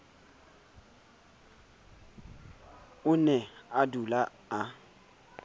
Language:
Southern Sotho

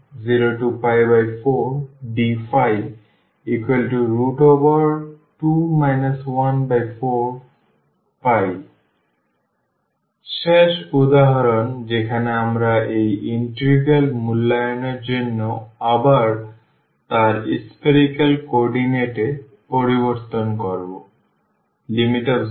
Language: Bangla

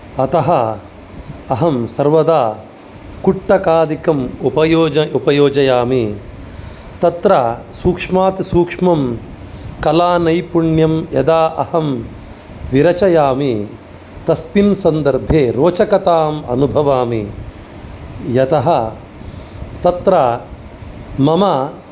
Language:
Sanskrit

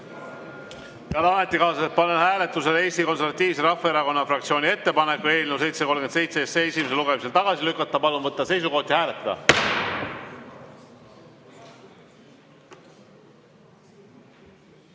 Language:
Estonian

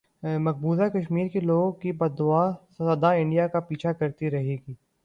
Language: Urdu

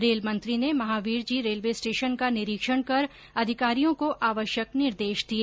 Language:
Hindi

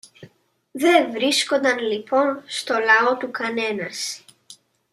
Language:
Greek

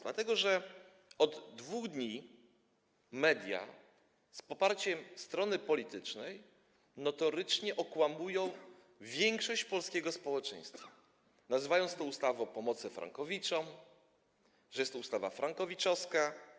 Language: Polish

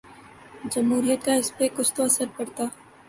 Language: Urdu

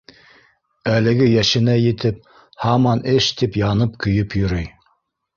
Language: Bashkir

